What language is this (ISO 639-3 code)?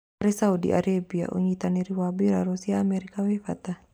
kik